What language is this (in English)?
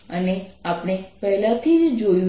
Gujarati